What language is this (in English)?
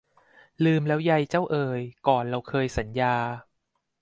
Thai